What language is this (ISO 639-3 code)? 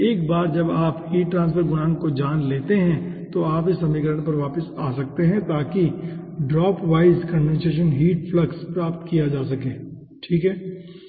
hin